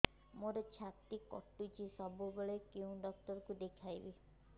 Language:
Odia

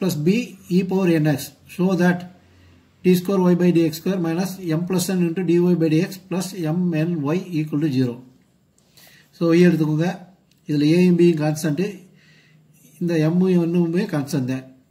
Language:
Hindi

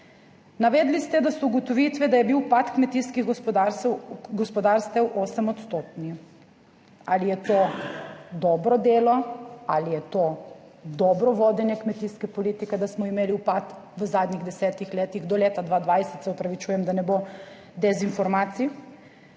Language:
Slovenian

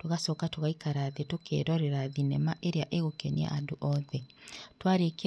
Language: Kikuyu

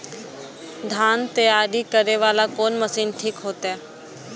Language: Maithili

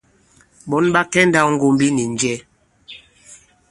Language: Bankon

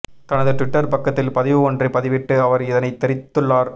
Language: Tamil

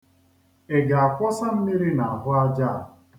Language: Igbo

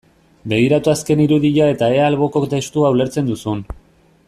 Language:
Basque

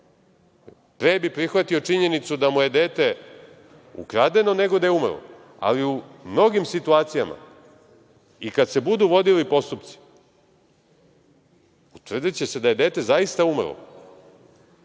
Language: Serbian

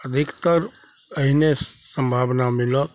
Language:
Maithili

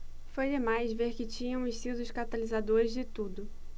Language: Portuguese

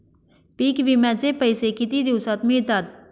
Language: Marathi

